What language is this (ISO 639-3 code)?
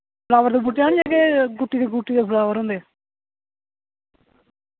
doi